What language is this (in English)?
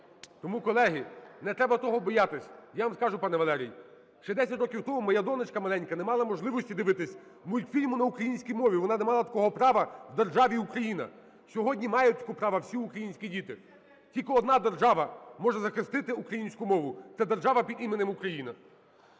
Ukrainian